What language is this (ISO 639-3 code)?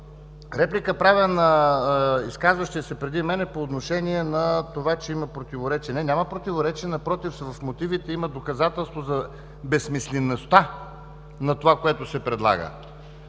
bul